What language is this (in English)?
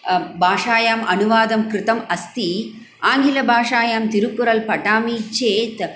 Sanskrit